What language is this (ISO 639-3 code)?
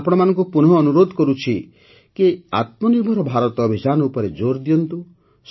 ori